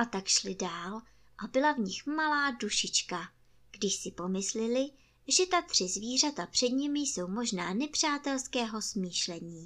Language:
Czech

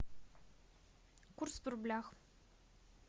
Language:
Russian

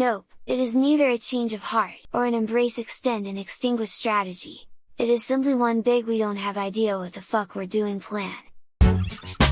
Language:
English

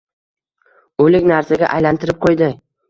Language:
Uzbek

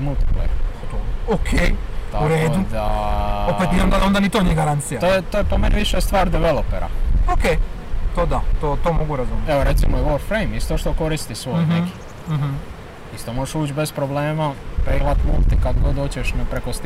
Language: Croatian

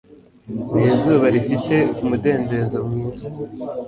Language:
Kinyarwanda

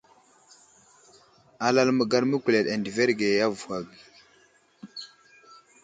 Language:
Wuzlam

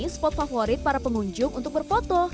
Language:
Indonesian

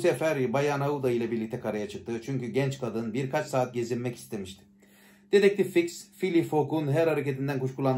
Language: Turkish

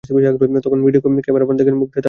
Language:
Bangla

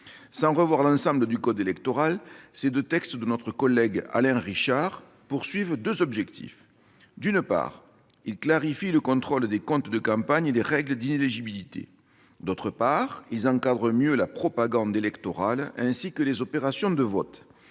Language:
French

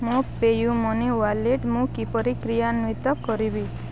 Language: Odia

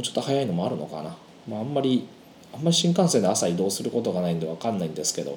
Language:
Japanese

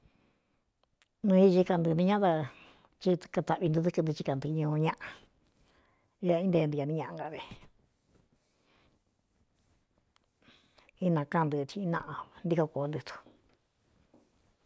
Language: Cuyamecalco Mixtec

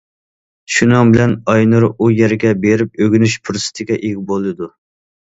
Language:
Uyghur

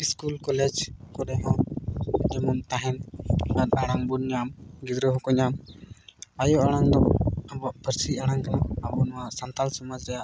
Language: Santali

